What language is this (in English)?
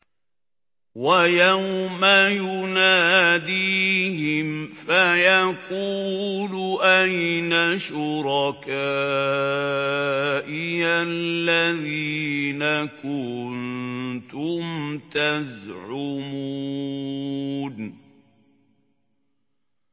Arabic